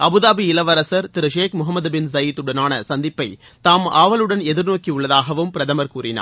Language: Tamil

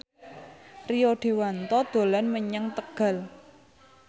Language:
Javanese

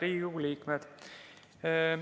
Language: Estonian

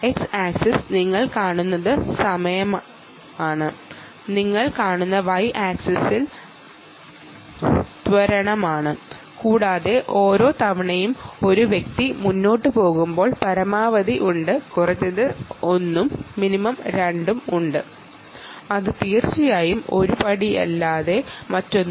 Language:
Malayalam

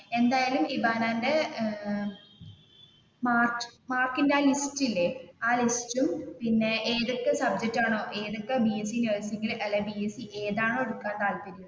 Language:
Malayalam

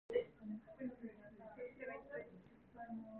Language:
Korean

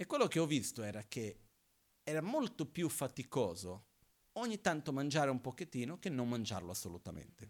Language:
Italian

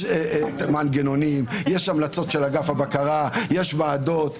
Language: Hebrew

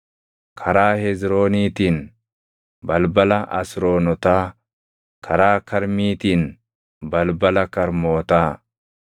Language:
Oromo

